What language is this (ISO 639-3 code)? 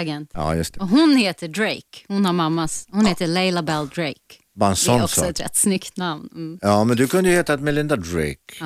swe